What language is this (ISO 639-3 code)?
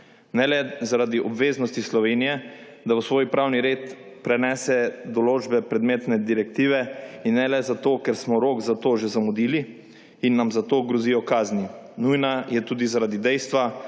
slv